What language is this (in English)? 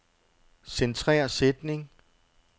Danish